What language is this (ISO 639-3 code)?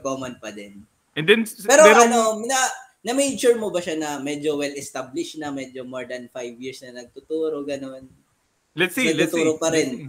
fil